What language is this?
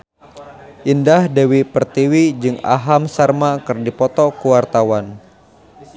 Sundanese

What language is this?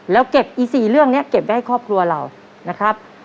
Thai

